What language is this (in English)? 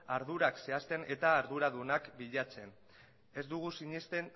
Basque